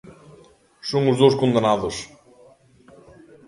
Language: Galician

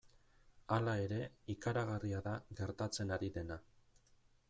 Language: Basque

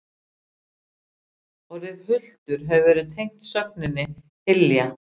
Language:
Icelandic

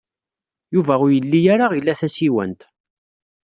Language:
Kabyle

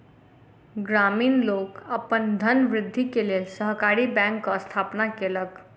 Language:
Maithili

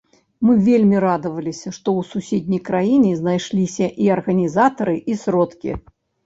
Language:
Belarusian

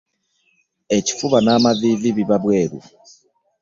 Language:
Ganda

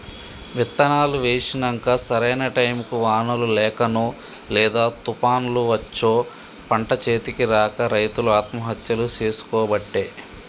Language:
Telugu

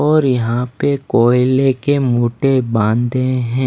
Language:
Hindi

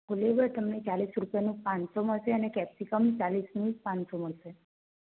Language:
Gujarati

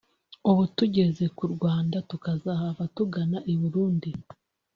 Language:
Kinyarwanda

